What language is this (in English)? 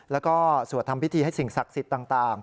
Thai